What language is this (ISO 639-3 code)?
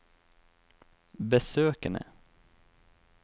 nor